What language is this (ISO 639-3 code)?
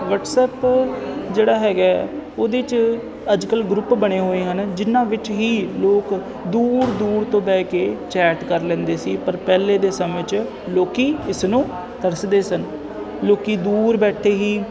pan